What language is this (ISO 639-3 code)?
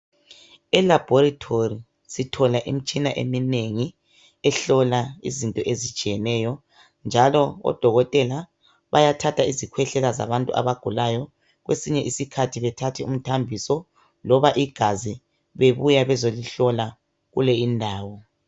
nde